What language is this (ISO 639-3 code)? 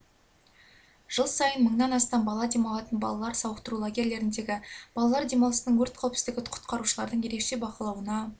kaz